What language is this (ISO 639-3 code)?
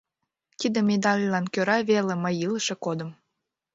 chm